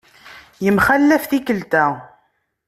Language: Kabyle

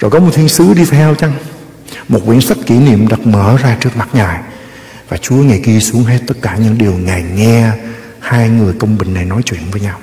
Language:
Vietnamese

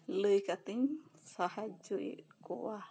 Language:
Santali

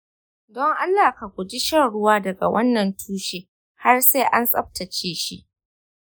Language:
Hausa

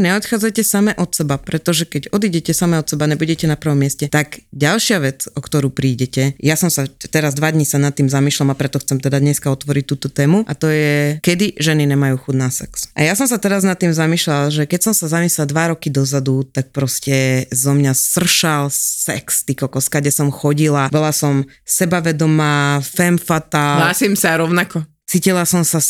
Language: Slovak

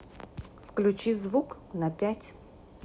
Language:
Russian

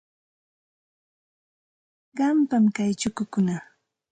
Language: Santa Ana de Tusi Pasco Quechua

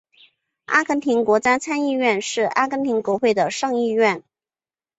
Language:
Chinese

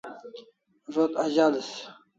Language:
Kalasha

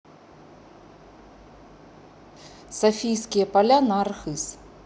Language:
Russian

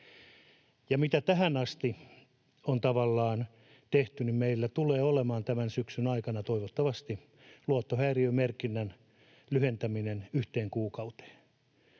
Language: Finnish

